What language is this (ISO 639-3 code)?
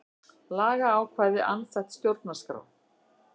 isl